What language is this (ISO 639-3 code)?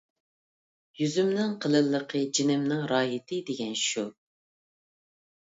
uig